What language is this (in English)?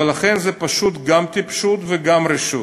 Hebrew